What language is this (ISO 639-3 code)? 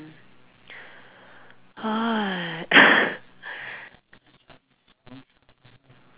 eng